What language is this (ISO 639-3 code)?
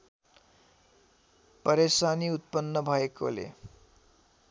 nep